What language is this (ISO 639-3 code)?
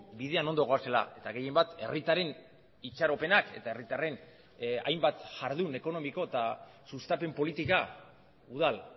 eus